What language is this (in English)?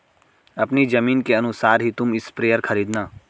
Hindi